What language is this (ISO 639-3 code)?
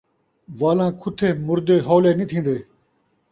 skr